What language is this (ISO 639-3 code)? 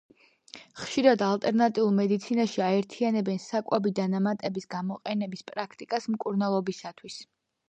kat